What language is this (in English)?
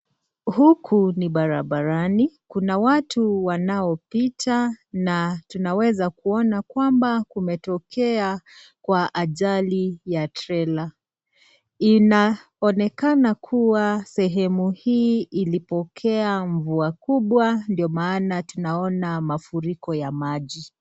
Swahili